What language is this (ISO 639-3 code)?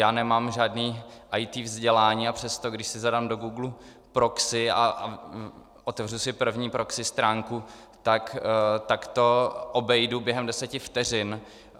ces